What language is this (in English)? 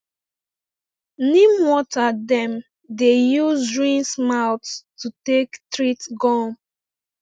Nigerian Pidgin